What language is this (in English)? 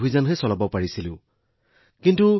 Assamese